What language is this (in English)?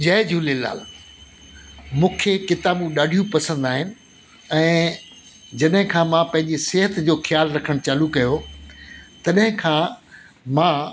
Sindhi